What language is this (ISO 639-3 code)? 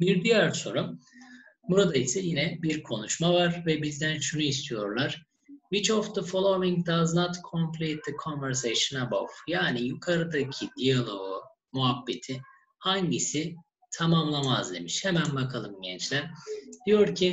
tur